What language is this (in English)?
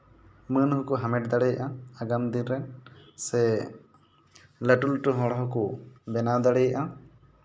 Santali